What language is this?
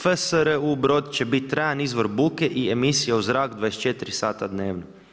Croatian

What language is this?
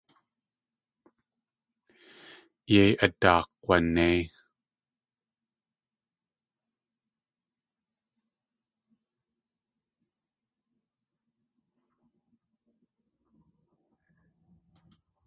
Tlingit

